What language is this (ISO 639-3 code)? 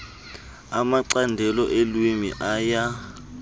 xho